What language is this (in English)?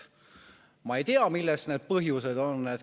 Estonian